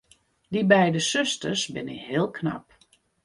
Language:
Western Frisian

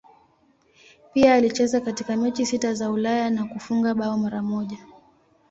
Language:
Swahili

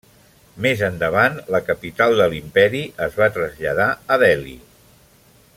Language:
Catalan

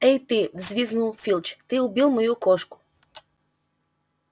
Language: Russian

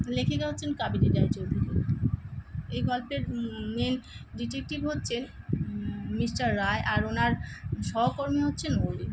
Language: Bangla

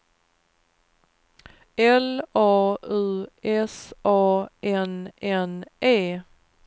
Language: Swedish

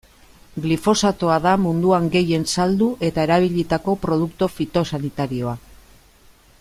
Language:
Basque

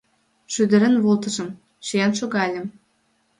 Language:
Mari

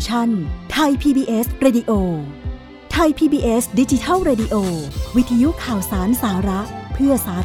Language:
Thai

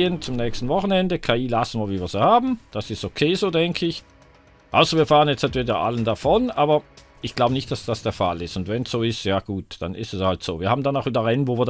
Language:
German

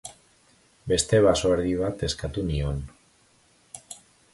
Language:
Basque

